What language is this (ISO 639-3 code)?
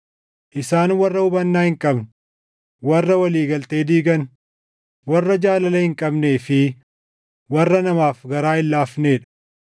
orm